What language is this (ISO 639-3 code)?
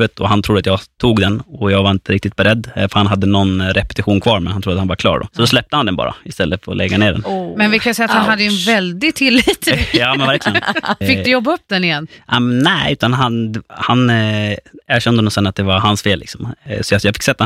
swe